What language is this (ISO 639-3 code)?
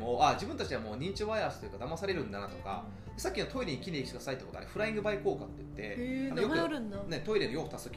jpn